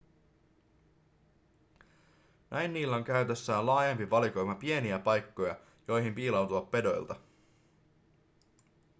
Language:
Finnish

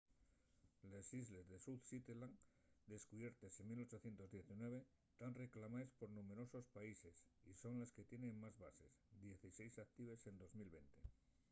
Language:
Asturian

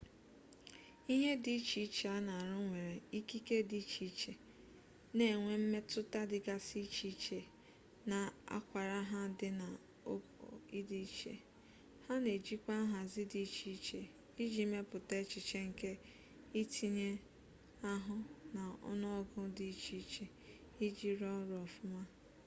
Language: Igbo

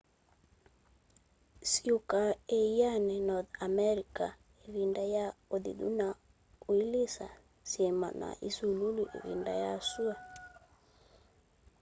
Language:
Kamba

